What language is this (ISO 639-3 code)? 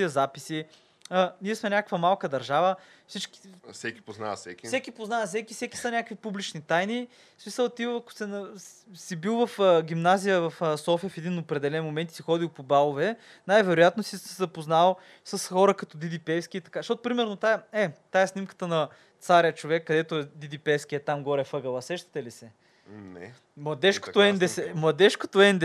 bul